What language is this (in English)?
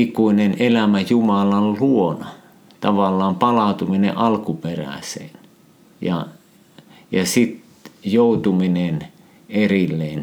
Finnish